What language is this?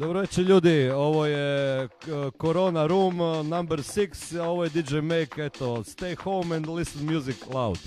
Croatian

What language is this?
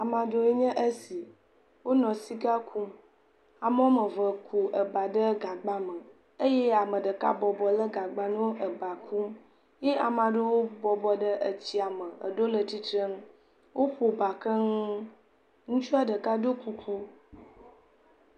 Ewe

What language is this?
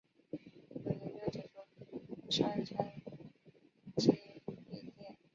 Chinese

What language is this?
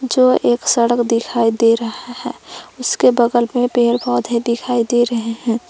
Hindi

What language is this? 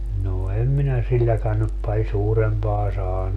Finnish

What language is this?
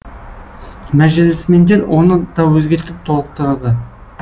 Kazakh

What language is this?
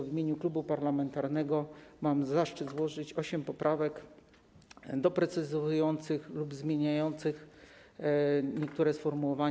Polish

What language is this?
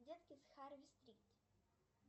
Russian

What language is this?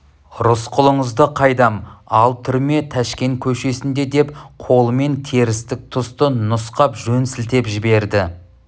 Kazakh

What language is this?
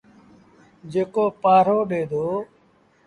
Sindhi Bhil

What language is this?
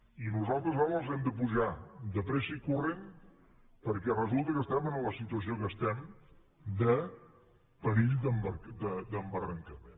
Catalan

